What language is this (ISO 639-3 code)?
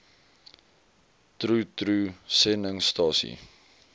afr